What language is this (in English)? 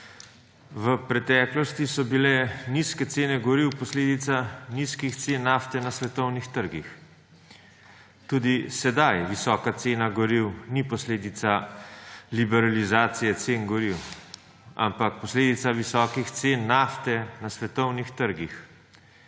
Slovenian